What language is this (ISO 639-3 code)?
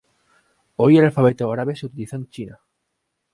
spa